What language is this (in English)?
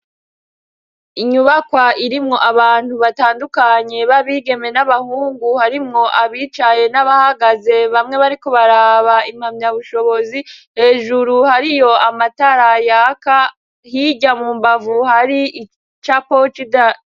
Rundi